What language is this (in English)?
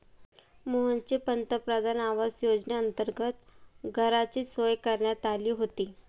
Marathi